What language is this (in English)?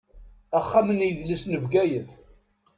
Kabyle